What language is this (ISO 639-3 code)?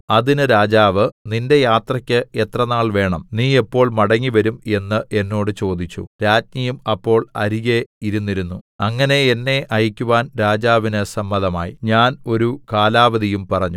mal